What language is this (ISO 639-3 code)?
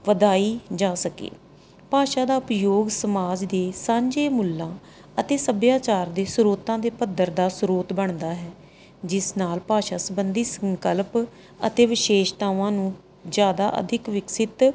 pan